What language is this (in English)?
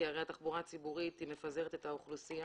Hebrew